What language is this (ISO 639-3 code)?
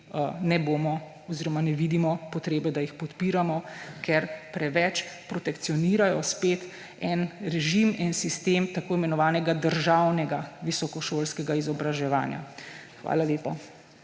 slv